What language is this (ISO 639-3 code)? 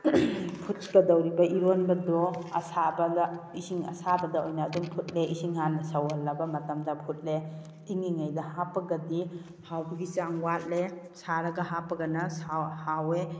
mni